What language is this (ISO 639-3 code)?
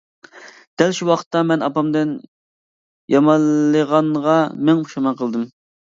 uig